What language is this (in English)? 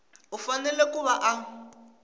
Tsonga